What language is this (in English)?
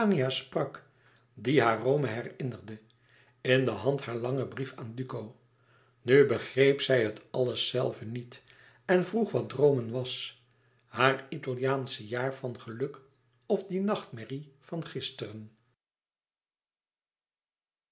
Dutch